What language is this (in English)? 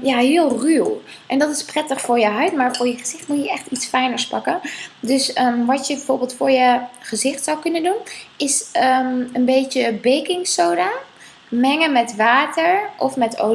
Dutch